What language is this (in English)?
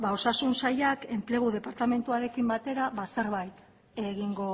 Basque